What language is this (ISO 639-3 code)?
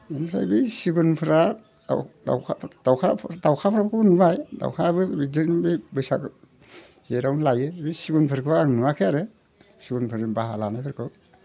brx